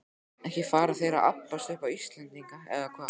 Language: Icelandic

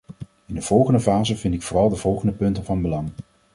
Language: Dutch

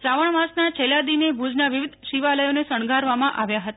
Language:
Gujarati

